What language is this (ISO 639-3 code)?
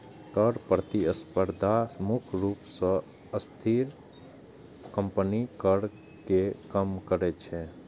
mai